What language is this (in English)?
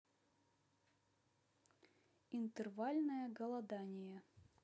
Russian